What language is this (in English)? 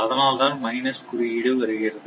Tamil